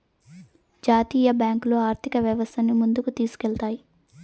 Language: Telugu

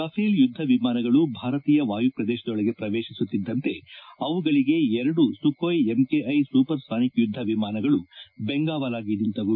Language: Kannada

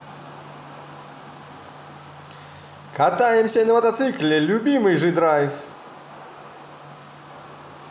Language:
Russian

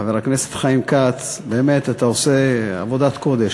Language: Hebrew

